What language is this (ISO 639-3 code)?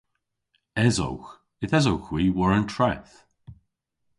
cor